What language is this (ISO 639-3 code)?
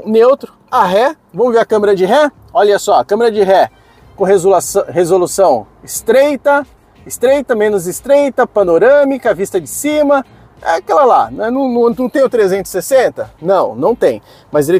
por